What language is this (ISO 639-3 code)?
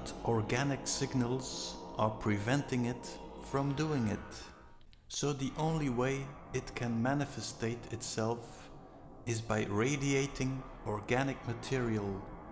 eng